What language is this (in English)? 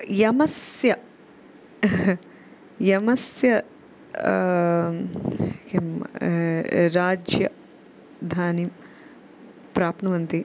Sanskrit